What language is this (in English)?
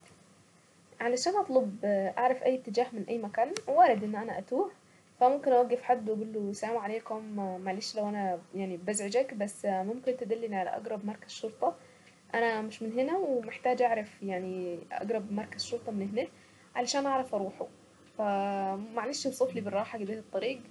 Saidi Arabic